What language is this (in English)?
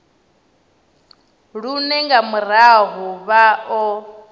Venda